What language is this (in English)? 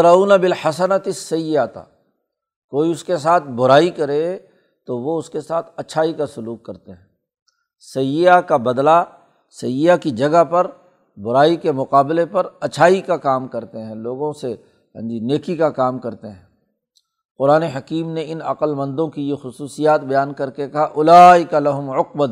Urdu